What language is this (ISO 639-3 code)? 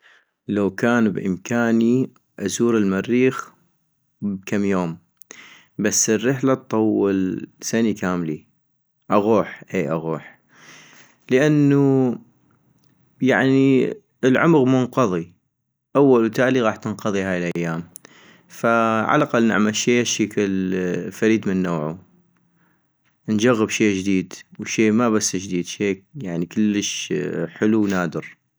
ayp